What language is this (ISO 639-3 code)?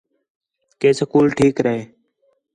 xhe